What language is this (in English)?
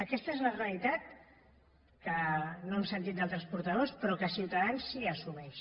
Catalan